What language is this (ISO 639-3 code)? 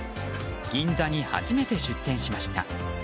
jpn